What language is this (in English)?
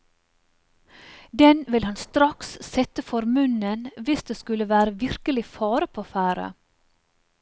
Norwegian